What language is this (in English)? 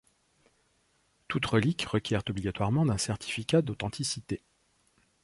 French